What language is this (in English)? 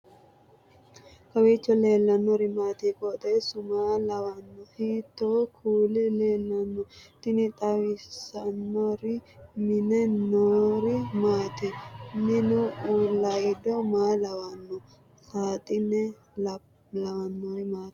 Sidamo